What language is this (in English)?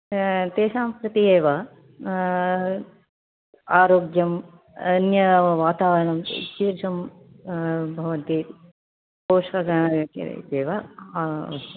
Sanskrit